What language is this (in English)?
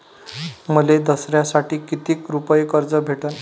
Marathi